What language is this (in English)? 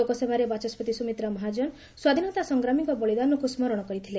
Odia